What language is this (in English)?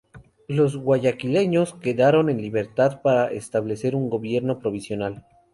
Spanish